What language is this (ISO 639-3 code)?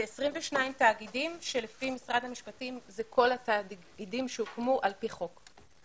heb